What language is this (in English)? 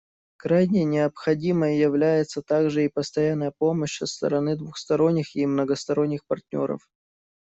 Russian